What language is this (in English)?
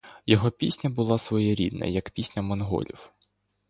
Ukrainian